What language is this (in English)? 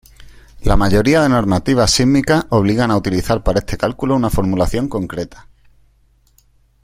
Spanish